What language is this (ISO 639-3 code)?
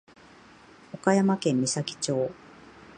jpn